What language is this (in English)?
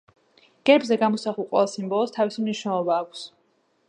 Georgian